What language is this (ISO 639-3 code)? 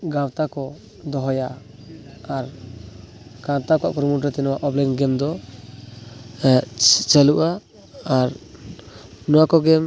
sat